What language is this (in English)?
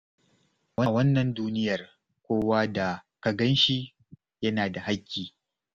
Hausa